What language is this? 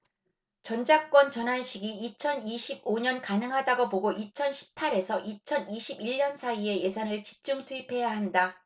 Korean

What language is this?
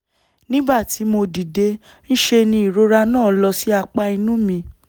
Yoruba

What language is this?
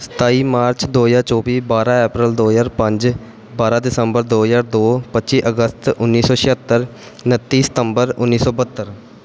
Punjabi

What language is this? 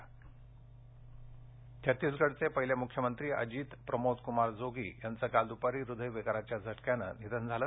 Marathi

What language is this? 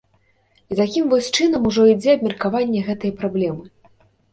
Belarusian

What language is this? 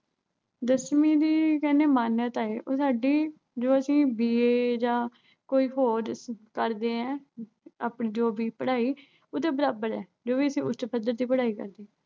Punjabi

